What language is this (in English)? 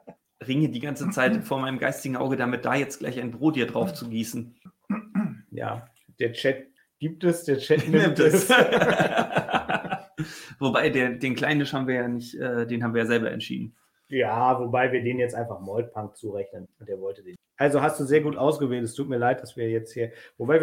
German